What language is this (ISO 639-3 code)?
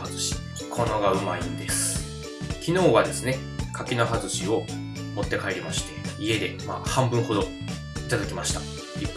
jpn